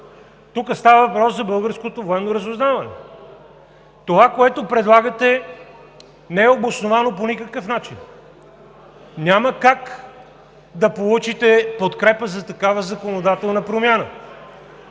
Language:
Bulgarian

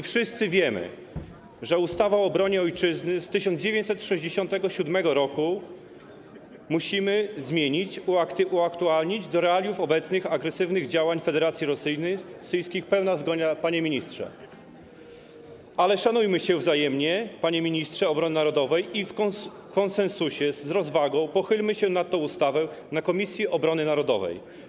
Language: Polish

